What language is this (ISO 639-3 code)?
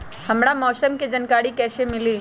mag